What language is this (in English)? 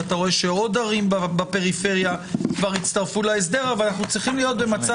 Hebrew